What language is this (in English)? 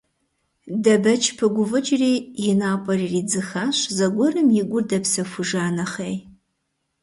Kabardian